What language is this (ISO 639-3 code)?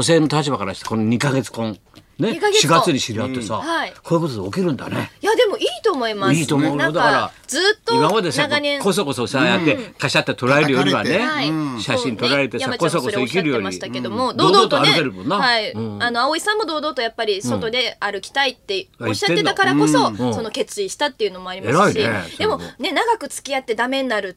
jpn